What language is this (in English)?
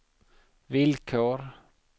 Swedish